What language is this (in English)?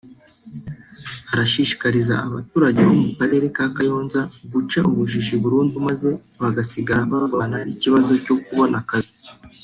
Kinyarwanda